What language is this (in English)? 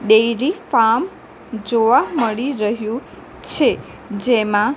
Gujarati